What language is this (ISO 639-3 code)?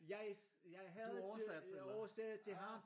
dan